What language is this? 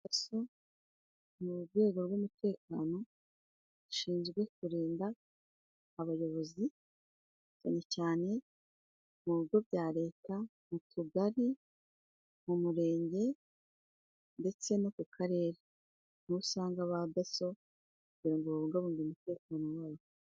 Kinyarwanda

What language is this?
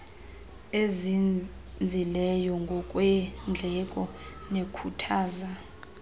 Xhosa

